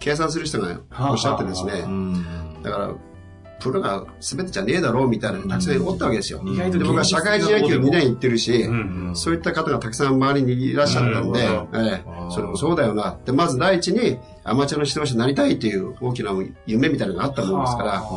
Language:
Japanese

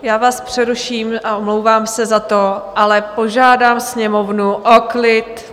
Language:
Czech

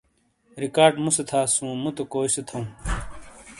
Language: Shina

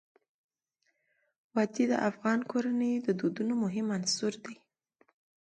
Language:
Pashto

